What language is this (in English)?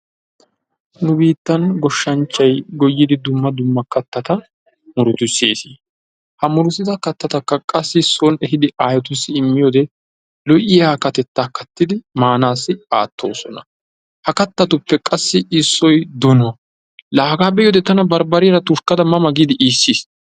Wolaytta